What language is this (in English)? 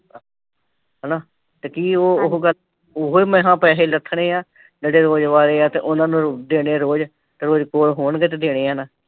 Punjabi